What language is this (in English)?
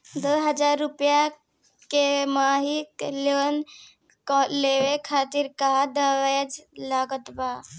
Bhojpuri